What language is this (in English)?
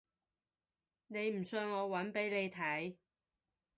Cantonese